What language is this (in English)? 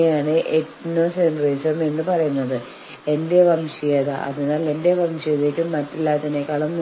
Malayalam